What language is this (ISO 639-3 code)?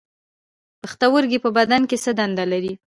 pus